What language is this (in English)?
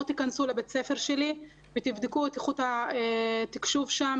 Hebrew